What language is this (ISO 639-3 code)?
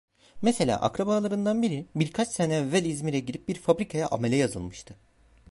tur